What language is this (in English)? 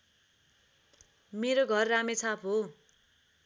Nepali